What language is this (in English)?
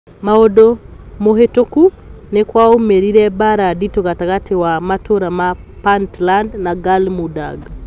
Kikuyu